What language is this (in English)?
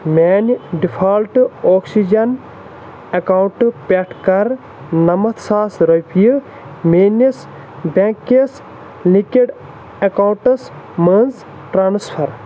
Kashmiri